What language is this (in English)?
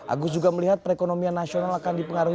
Indonesian